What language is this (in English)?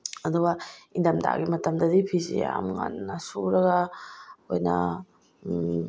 Manipuri